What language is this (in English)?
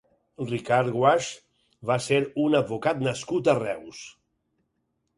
Catalan